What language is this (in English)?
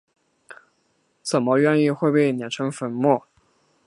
Chinese